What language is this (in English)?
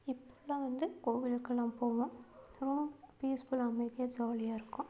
Tamil